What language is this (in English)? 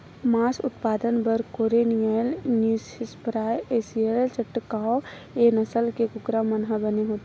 Chhattisgarhi